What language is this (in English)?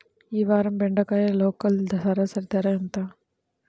Telugu